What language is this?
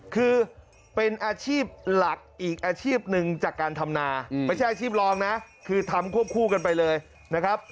Thai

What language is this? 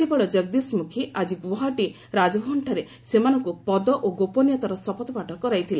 Odia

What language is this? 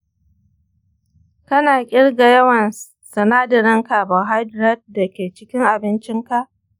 Hausa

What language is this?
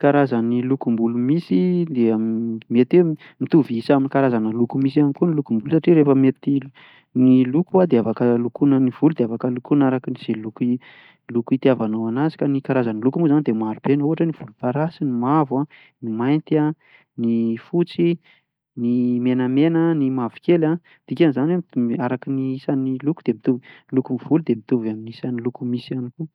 Malagasy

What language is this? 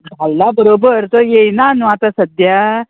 Konkani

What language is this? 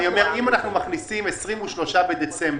Hebrew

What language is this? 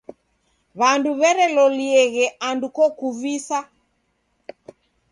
Taita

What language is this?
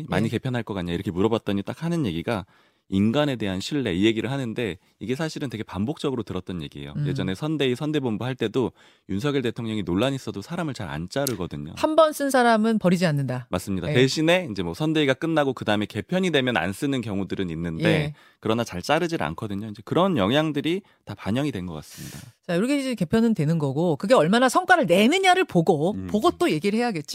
Korean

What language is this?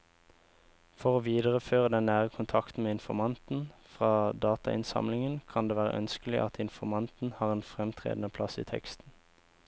Norwegian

